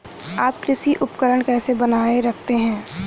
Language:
Hindi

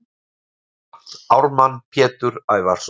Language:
Icelandic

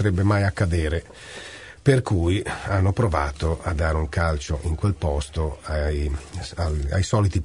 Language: Italian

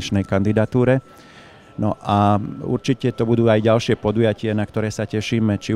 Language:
Slovak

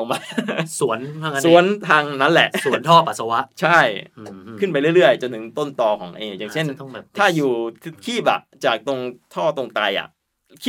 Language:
Thai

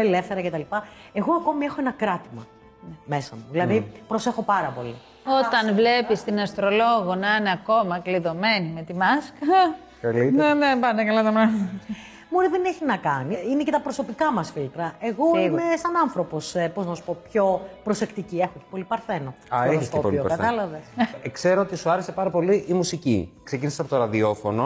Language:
Greek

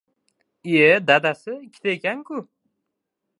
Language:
Uzbek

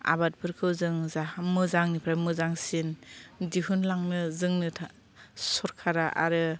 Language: Bodo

